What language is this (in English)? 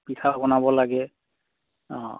Assamese